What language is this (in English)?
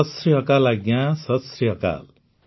Odia